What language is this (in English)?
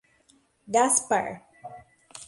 Portuguese